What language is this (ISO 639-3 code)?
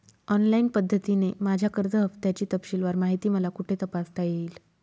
mar